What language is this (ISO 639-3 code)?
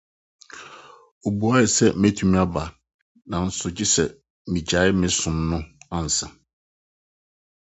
aka